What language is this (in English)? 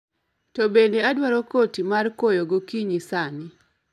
Luo (Kenya and Tanzania)